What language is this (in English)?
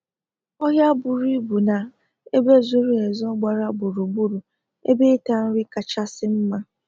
Igbo